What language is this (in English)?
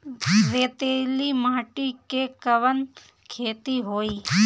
Bhojpuri